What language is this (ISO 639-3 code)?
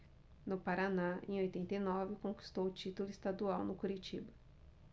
por